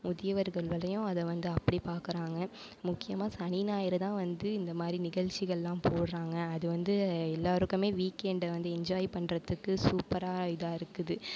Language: Tamil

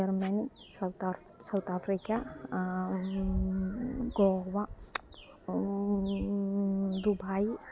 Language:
Malayalam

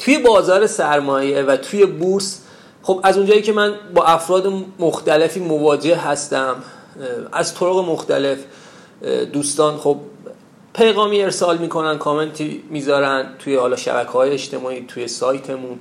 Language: Persian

